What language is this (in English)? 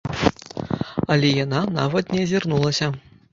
Belarusian